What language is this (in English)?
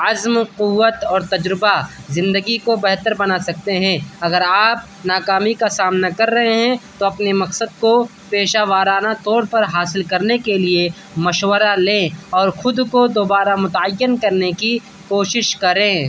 Urdu